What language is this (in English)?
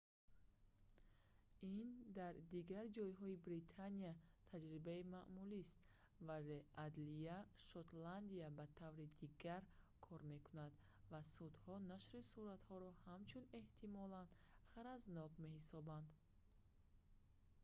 Tajik